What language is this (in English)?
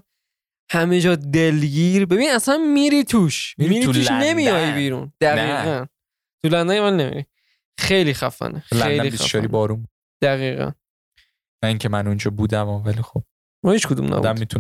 Persian